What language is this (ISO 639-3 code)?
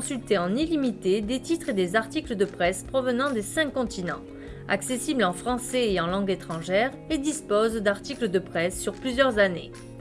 fra